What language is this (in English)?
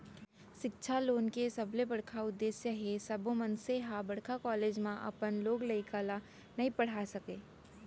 Chhattisgarhi